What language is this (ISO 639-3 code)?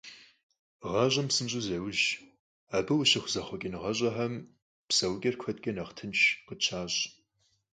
kbd